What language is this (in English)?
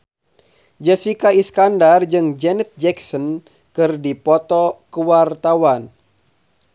Sundanese